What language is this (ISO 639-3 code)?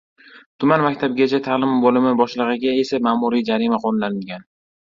uzb